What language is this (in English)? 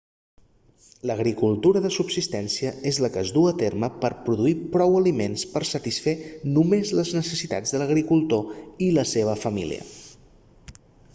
Catalan